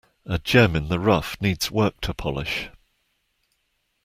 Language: English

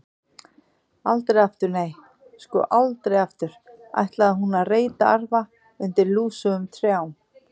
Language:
Icelandic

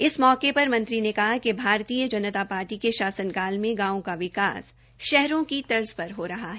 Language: Hindi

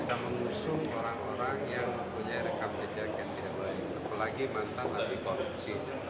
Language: Indonesian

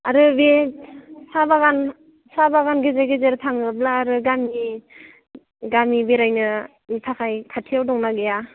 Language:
Bodo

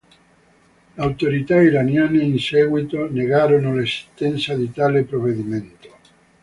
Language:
Italian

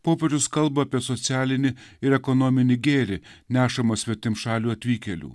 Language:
Lithuanian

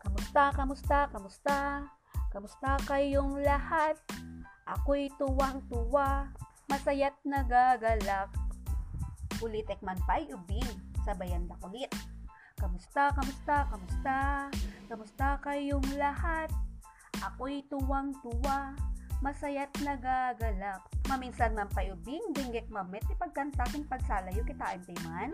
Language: Filipino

